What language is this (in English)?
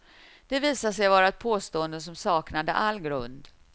Swedish